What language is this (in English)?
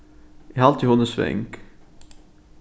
Faroese